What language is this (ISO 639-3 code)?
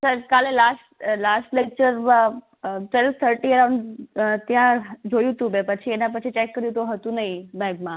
guj